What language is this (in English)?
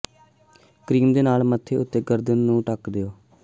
Punjabi